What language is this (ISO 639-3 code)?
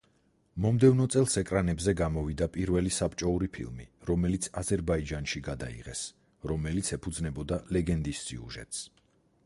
kat